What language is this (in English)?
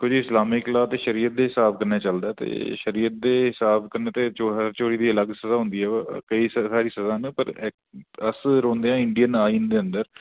Dogri